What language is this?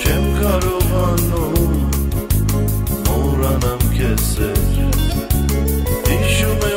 Romanian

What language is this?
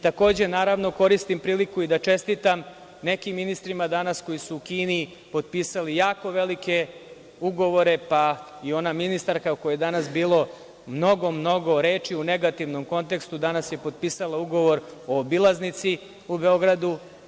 Serbian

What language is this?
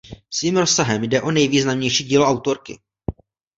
Czech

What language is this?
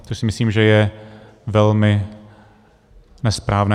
Czech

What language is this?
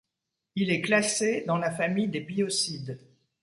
French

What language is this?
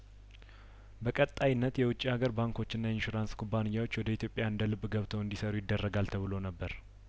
Amharic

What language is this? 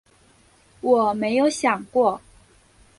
Chinese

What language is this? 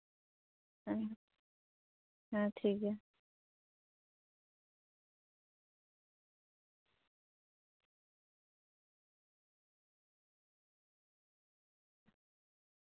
Santali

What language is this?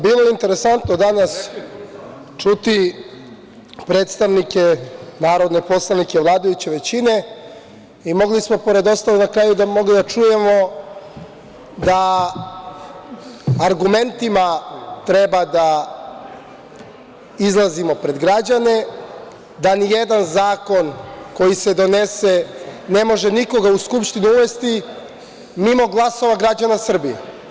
Serbian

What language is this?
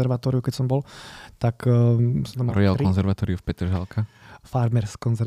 Slovak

